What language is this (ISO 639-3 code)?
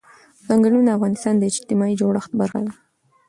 pus